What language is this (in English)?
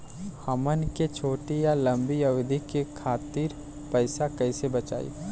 Bhojpuri